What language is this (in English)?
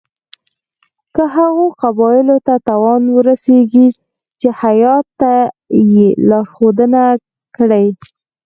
Pashto